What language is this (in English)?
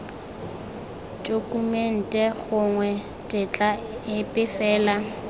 Tswana